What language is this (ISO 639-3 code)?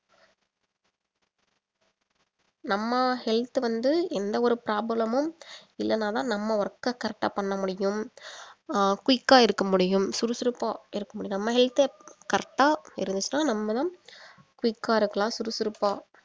tam